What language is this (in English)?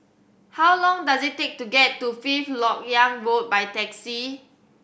English